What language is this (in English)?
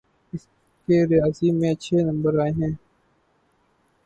Urdu